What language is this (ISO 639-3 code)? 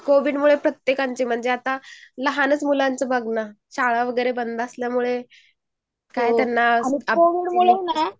mar